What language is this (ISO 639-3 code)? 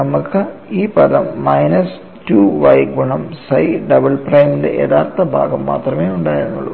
mal